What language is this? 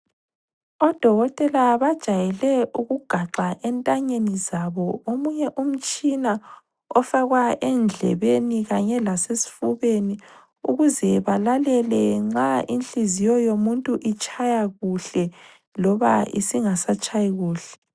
North Ndebele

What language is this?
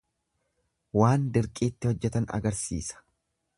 Oromo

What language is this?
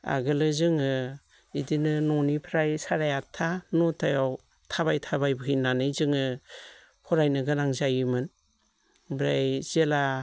Bodo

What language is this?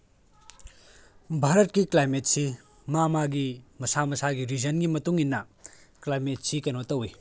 Manipuri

